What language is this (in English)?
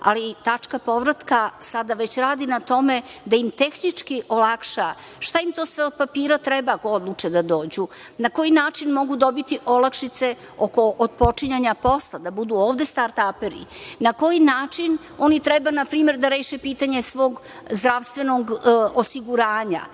Serbian